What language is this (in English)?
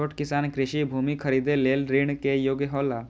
Maithili